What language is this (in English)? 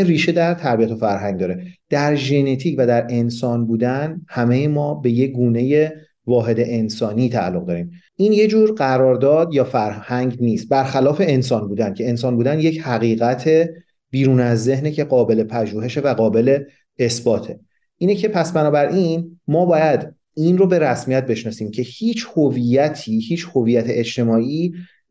Persian